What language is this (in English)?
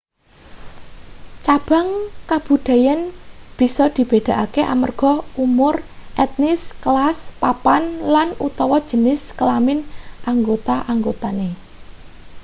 Javanese